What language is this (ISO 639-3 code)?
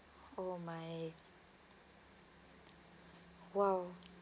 eng